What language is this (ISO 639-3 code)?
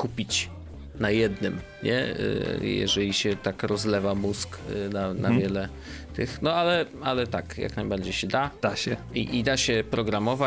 pol